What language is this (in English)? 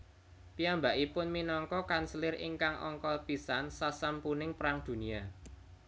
Javanese